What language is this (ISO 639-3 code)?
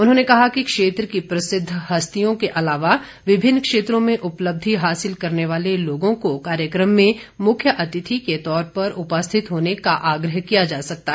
hin